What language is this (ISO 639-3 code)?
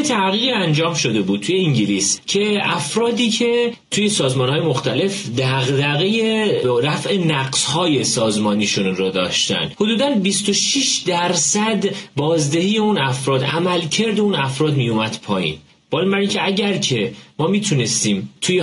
fas